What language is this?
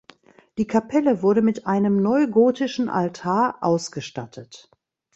German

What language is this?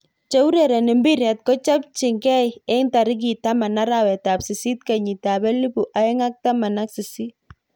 Kalenjin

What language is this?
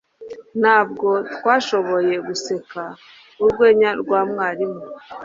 Kinyarwanda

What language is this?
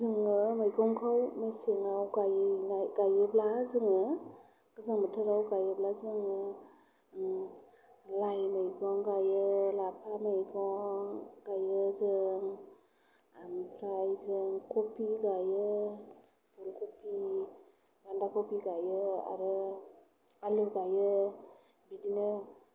Bodo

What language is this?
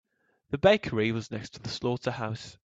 English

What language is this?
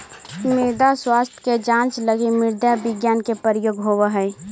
Magahi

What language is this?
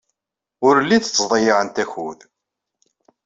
Kabyle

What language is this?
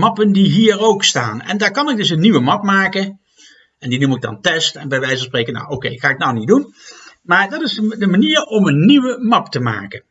Dutch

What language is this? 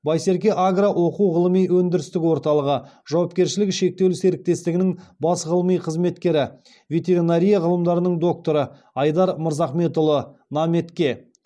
Kazakh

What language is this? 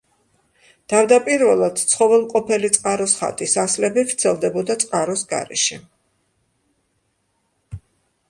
Georgian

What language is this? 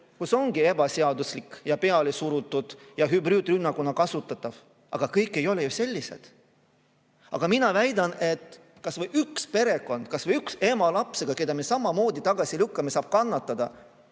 Estonian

